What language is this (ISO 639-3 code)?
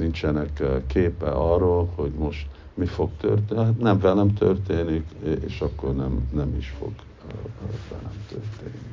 hun